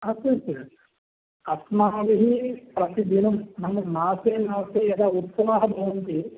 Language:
Sanskrit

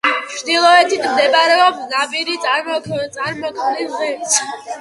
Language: Georgian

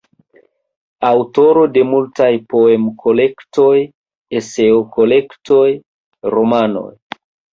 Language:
Esperanto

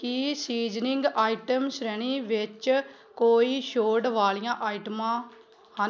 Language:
Punjabi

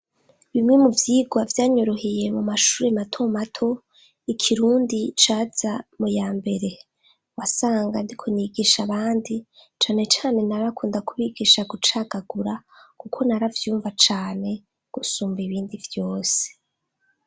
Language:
Rundi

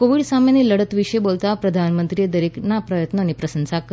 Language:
Gujarati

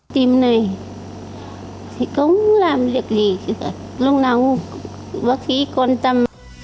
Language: Vietnamese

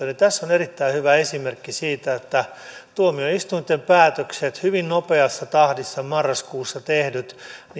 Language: Finnish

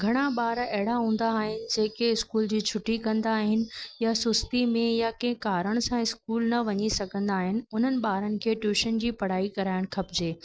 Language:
Sindhi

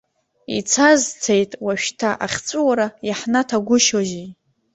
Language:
Abkhazian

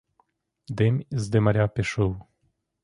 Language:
Ukrainian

